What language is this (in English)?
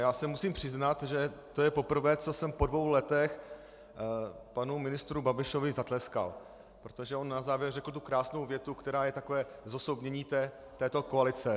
Czech